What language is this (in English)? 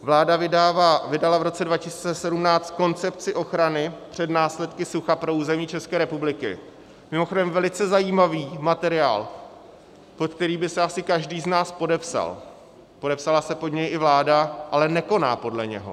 Czech